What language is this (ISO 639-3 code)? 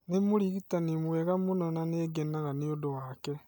kik